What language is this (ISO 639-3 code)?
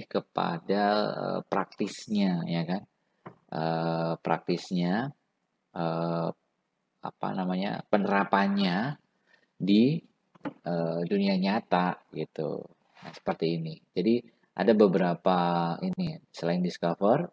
ind